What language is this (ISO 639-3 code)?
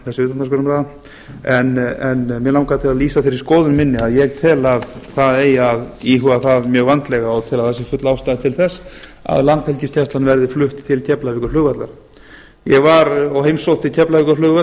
isl